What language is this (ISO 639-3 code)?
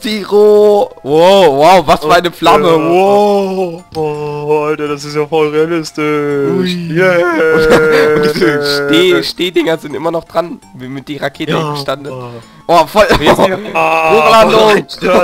deu